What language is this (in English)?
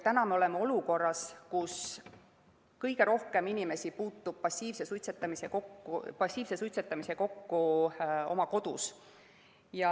Estonian